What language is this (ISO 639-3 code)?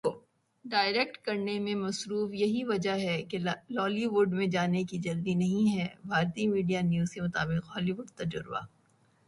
urd